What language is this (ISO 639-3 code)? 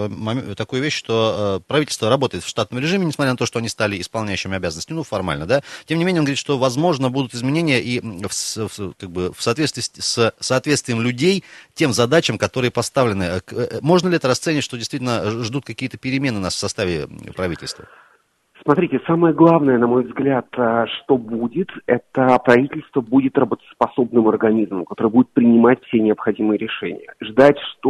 rus